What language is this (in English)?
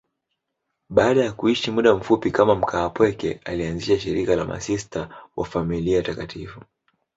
Swahili